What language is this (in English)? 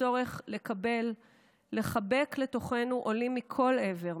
Hebrew